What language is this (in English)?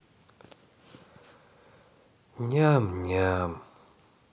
Russian